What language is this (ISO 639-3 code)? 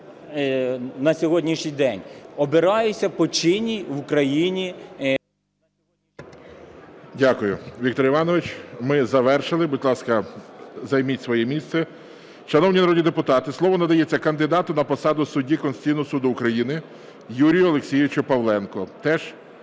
ukr